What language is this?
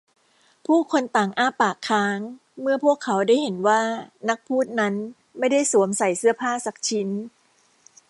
Thai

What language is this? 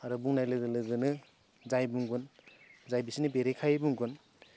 Bodo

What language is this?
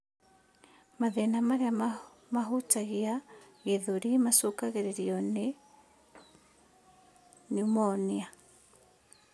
Kikuyu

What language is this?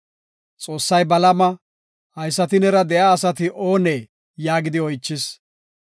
Gofa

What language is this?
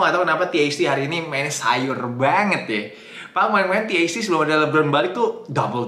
Indonesian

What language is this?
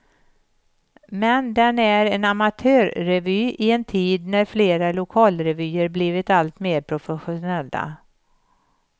Swedish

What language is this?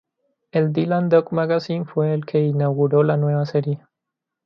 Spanish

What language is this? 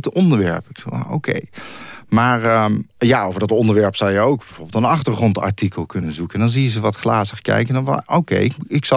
Dutch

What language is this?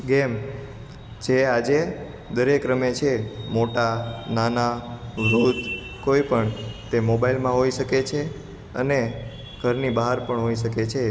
Gujarati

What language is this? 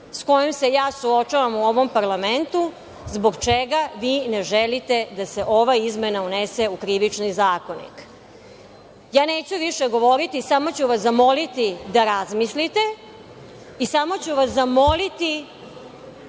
Serbian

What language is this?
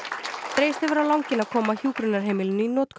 Icelandic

